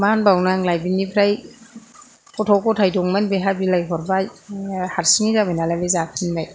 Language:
Bodo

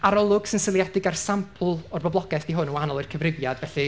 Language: Welsh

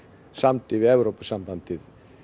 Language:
Icelandic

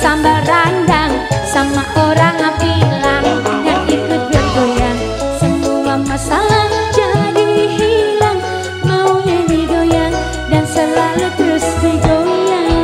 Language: Indonesian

